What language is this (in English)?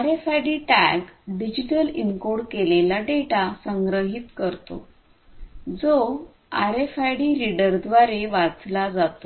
Marathi